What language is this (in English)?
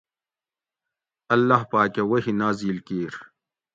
Gawri